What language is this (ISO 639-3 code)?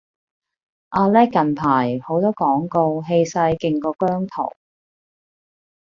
yue